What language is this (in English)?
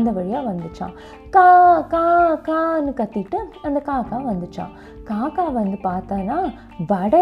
Tamil